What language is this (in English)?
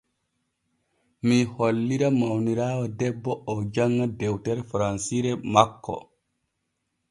Borgu Fulfulde